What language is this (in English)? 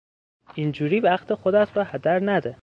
Persian